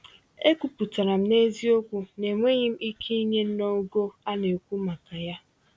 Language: Igbo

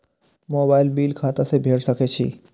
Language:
Maithili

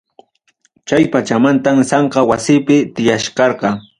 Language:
Ayacucho Quechua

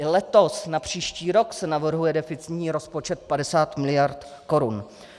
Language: Czech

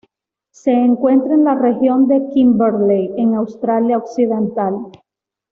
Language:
Spanish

